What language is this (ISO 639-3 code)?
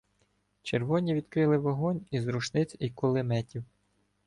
ukr